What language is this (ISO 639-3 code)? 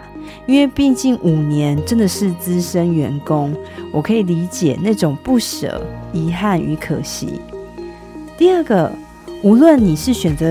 zho